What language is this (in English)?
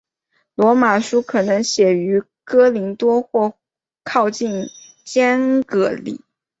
Chinese